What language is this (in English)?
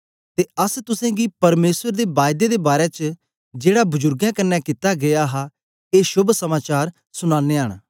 Dogri